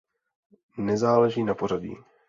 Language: Czech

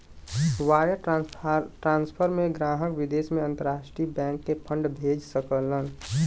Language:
Bhojpuri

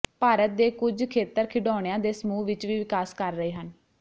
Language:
Punjabi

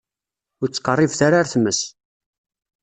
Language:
Kabyle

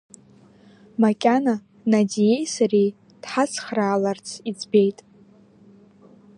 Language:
Abkhazian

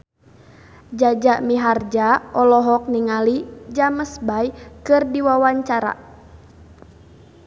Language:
Sundanese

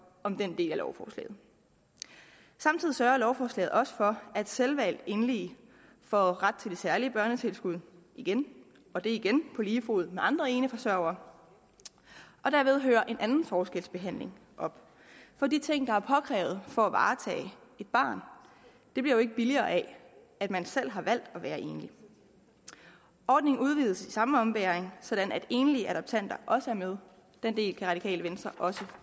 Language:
Danish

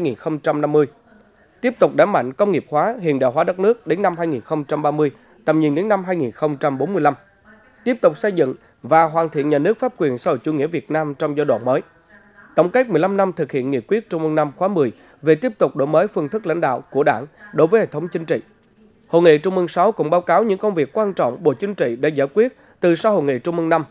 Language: Vietnamese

